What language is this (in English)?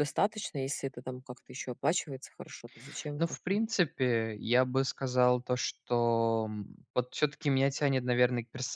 Russian